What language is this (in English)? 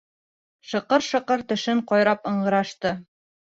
Bashkir